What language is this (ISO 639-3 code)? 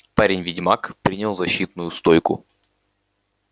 rus